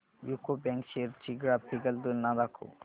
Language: Marathi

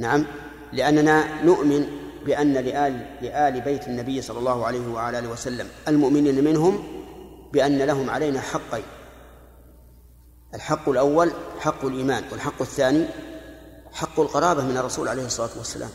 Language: Arabic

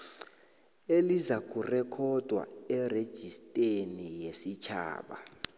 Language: South Ndebele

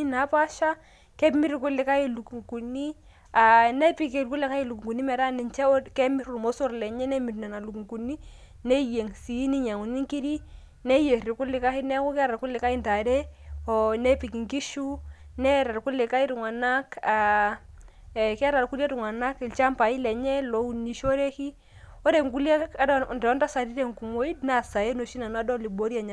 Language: Masai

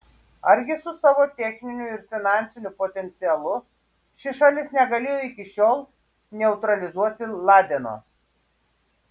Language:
Lithuanian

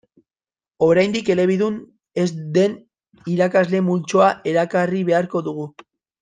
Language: Basque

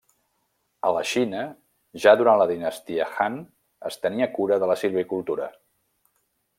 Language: Catalan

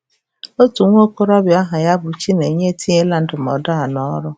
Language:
Igbo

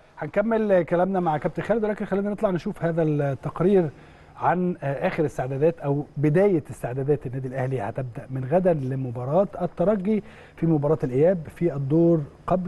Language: Arabic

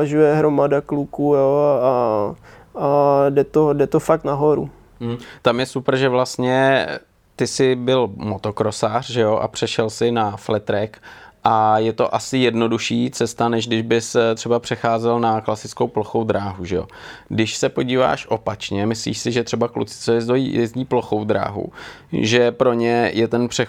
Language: Czech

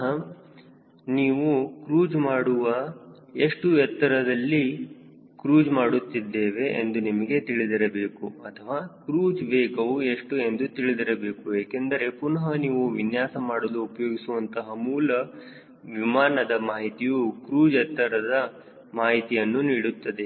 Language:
Kannada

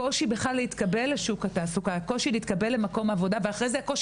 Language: Hebrew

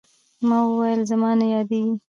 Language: Pashto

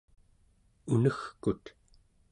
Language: Central Yupik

